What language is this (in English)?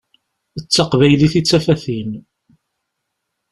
Kabyle